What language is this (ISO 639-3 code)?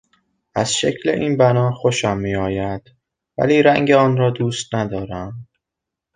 fas